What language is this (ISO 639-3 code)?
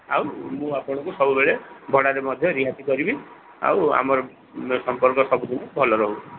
ori